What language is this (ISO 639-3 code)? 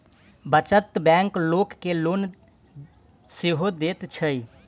mai